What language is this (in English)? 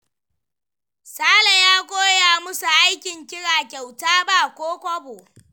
Hausa